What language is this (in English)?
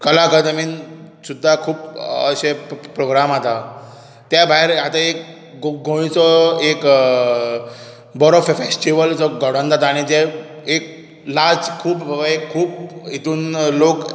Konkani